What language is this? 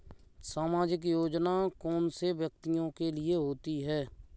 Hindi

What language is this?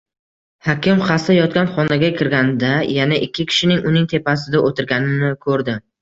Uzbek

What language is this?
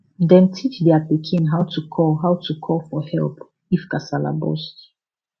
Nigerian Pidgin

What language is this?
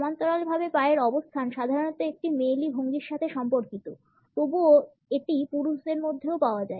Bangla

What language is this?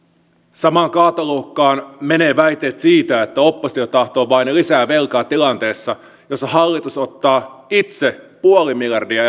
Finnish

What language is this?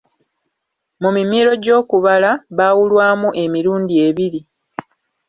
Ganda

